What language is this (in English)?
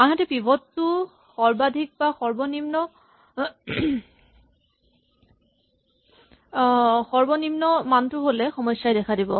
Assamese